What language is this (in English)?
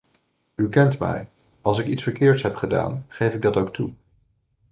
Dutch